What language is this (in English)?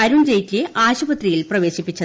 Malayalam